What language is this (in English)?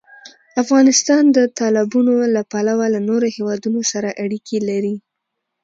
Pashto